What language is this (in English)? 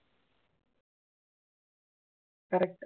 Tamil